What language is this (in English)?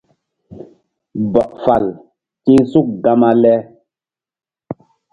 Mbum